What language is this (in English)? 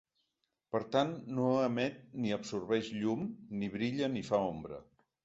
Catalan